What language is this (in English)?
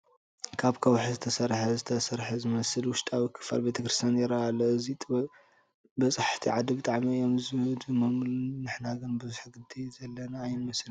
Tigrinya